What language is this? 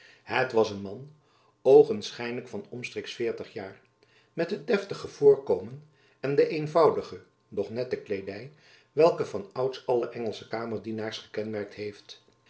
Dutch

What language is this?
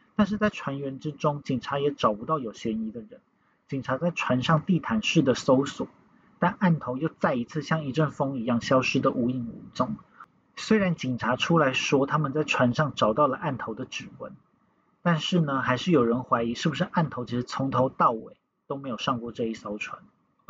Chinese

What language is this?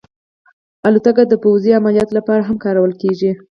Pashto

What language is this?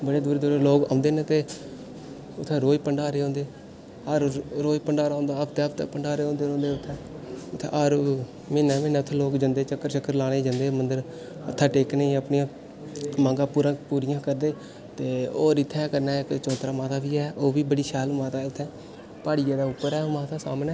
Dogri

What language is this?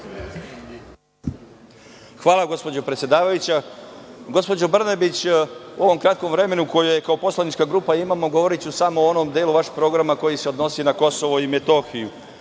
Serbian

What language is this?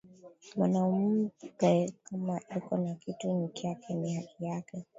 Swahili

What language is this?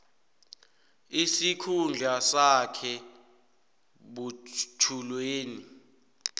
South Ndebele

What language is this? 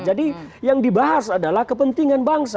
Indonesian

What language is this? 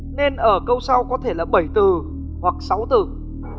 Vietnamese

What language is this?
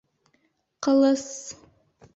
Bashkir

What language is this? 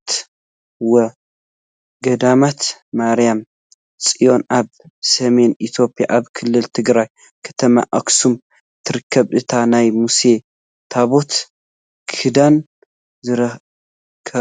Tigrinya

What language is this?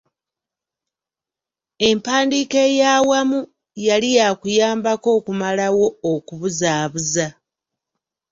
Ganda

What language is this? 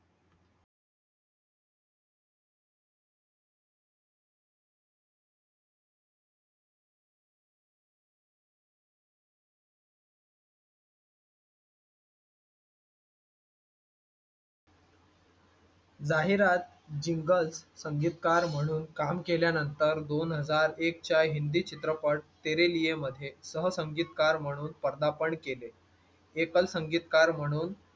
Marathi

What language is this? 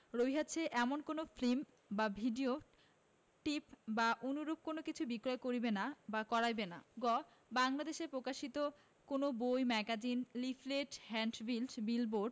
Bangla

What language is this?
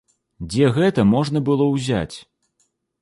Belarusian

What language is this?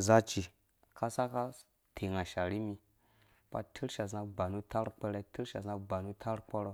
Dũya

